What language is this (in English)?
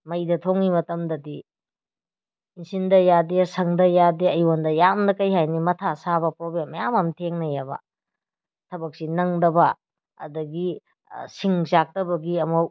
Manipuri